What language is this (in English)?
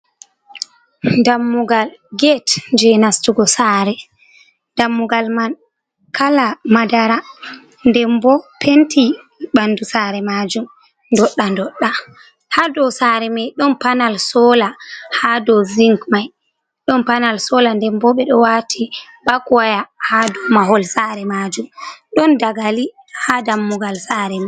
Fula